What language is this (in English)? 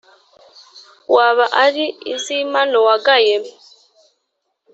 Kinyarwanda